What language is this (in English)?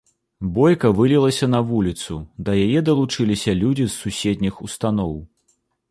Belarusian